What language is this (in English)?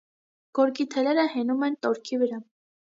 Armenian